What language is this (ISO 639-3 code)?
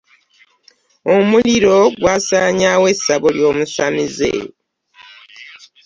lug